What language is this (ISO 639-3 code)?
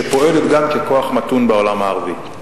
heb